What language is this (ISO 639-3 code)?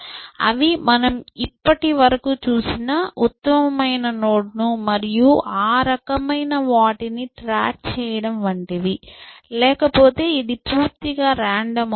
tel